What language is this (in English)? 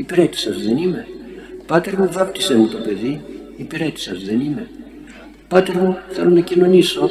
Greek